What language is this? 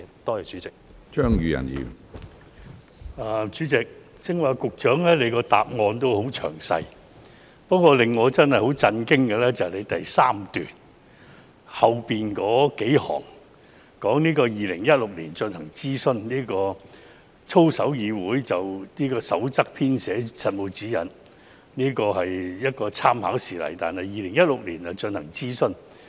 Cantonese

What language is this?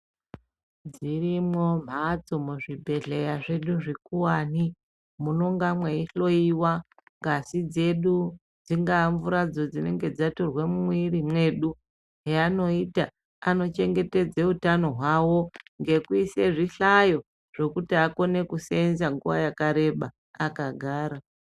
Ndau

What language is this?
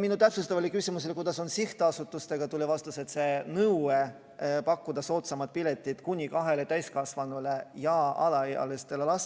Estonian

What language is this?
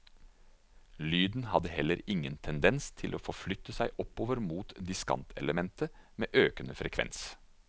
Norwegian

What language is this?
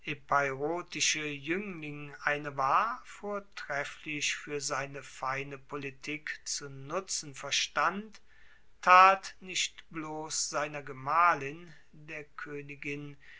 German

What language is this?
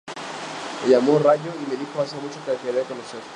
Spanish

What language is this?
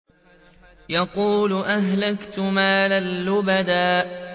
Arabic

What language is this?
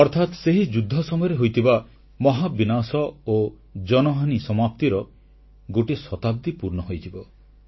Odia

